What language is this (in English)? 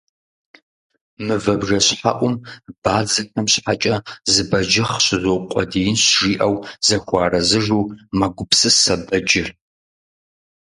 Kabardian